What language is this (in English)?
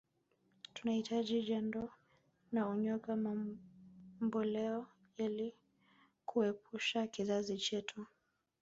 Swahili